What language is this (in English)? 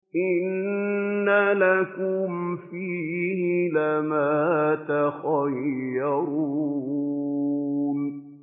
Arabic